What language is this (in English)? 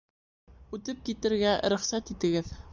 Bashkir